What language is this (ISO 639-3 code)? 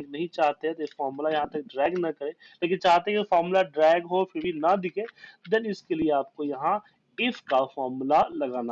hin